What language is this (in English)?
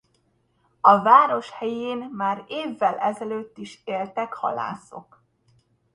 Hungarian